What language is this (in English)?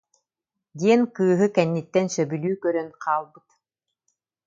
Yakut